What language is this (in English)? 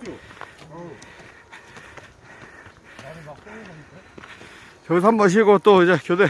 Korean